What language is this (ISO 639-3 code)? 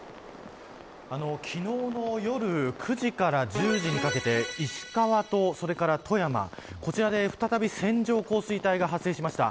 jpn